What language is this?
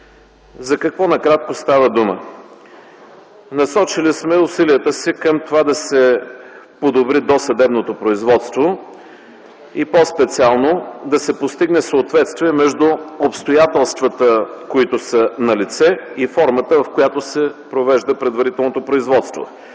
Bulgarian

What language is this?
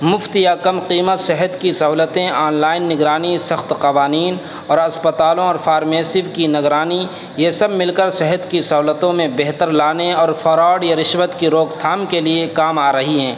Urdu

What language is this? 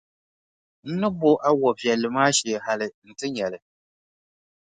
Dagbani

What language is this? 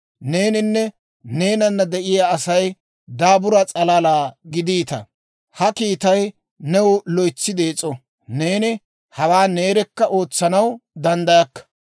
Dawro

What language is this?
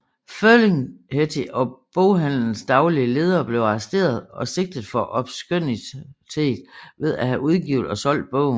Danish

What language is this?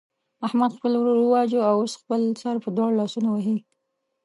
Pashto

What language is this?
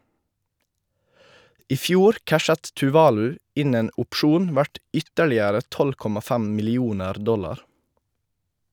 Norwegian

